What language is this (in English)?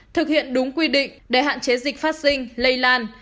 Vietnamese